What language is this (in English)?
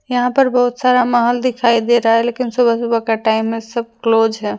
Hindi